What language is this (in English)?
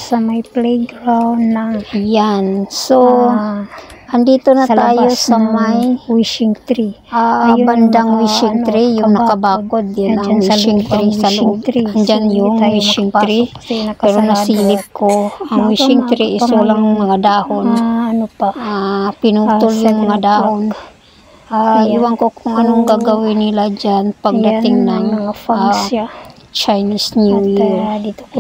Filipino